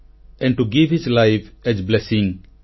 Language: Odia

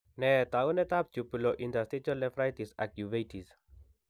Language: Kalenjin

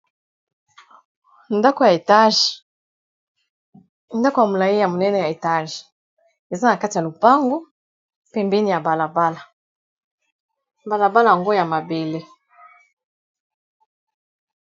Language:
Lingala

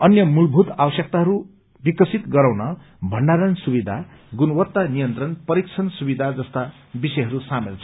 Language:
Nepali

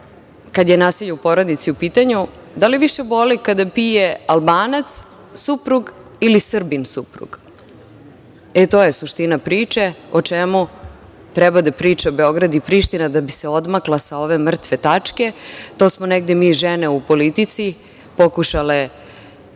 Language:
Serbian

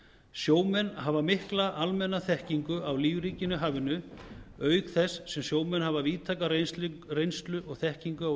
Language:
Icelandic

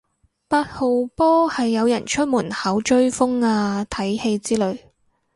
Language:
Cantonese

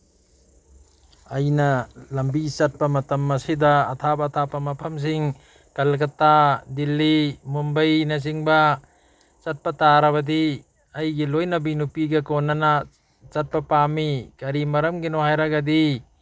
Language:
Manipuri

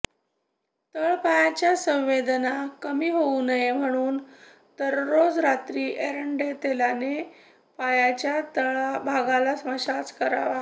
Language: Marathi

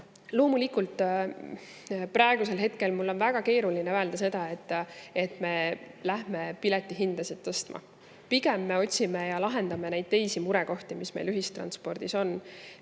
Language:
Estonian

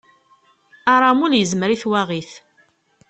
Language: Kabyle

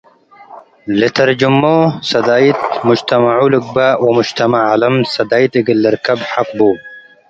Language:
Tigre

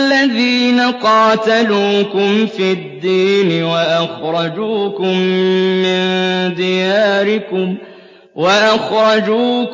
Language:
Arabic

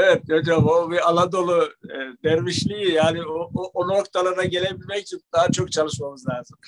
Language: Turkish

